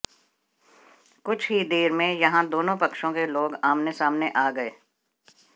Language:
Hindi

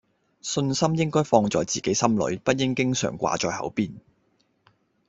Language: Cantonese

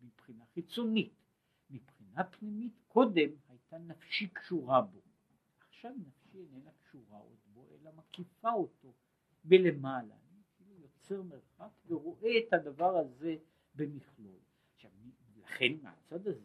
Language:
Hebrew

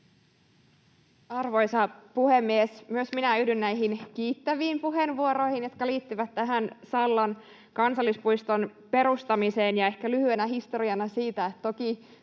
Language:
Finnish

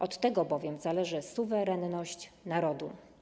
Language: Polish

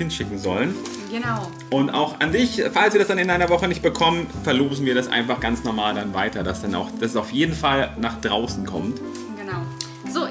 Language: German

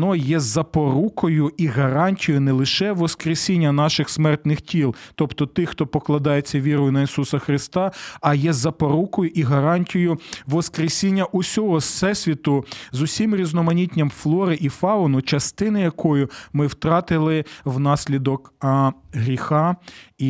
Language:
Ukrainian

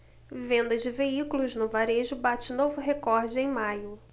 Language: Portuguese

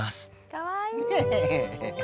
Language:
Japanese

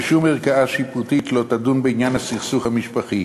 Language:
Hebrew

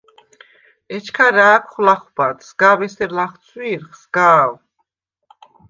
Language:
Svan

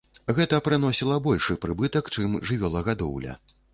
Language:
Belarusian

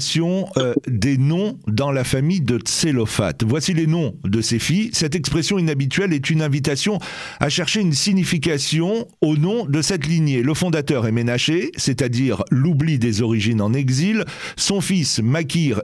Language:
French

